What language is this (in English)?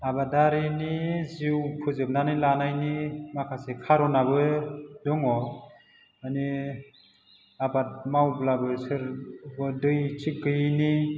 Bodo